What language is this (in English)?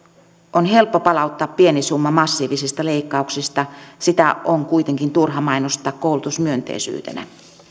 Finnish